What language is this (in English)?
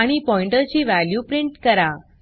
Marathi